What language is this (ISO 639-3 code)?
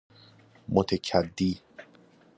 fas